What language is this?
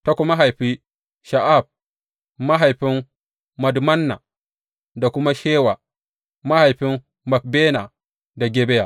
Hausa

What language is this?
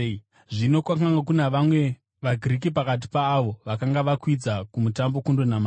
Shona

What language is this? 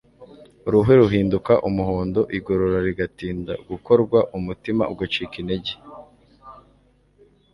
Kinyarwanda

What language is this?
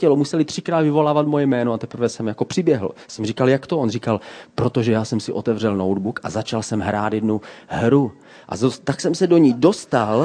Czech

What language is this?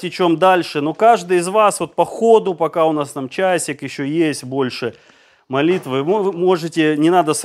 Russian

